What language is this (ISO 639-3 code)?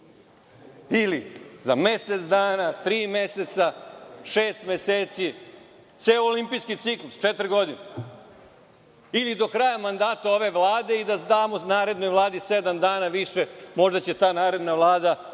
srp